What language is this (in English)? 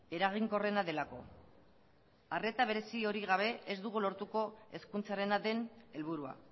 Basque